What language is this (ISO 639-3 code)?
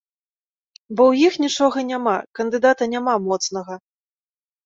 bel